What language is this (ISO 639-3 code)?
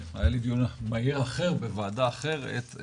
heb